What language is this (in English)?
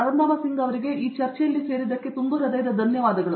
Kannada